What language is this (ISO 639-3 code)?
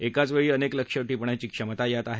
mar